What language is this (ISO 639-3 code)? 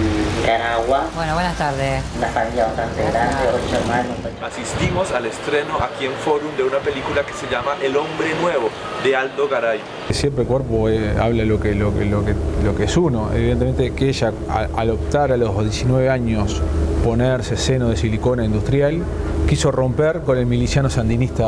spa